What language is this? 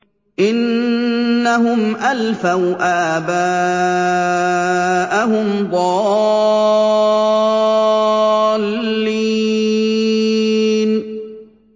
Arabic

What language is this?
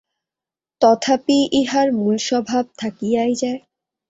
Bangla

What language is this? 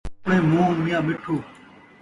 Saraiki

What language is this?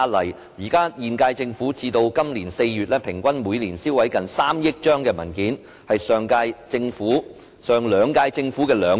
Cantonese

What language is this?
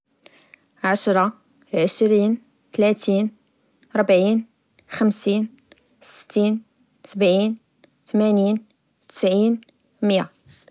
Moroccan Arabic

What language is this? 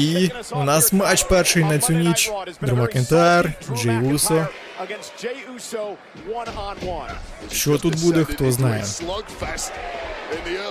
Ukrainian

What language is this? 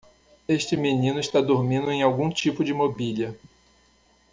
Portuguese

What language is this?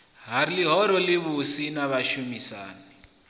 Venda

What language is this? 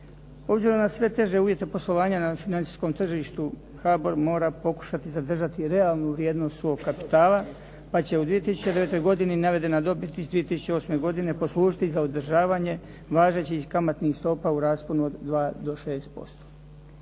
Croatian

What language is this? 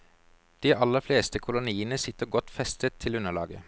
Norwegian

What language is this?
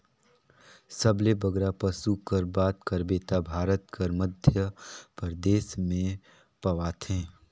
Chhattisgarhi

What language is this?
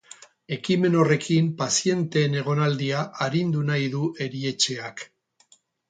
Basque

